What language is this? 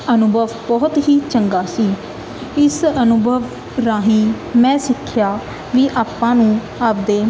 Punjabi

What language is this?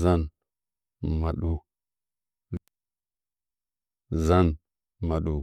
Nzanyi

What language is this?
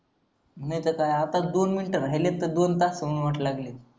Marathi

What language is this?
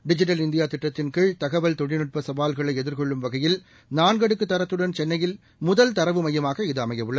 Tamil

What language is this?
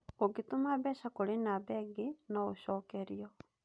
Kikuyu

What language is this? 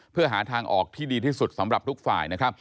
Thai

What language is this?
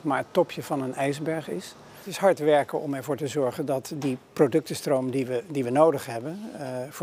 Dutch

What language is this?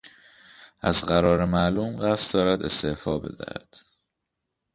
Persian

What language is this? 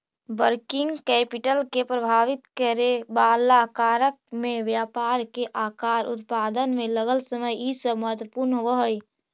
Magahi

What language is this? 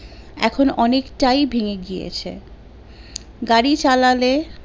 Bangla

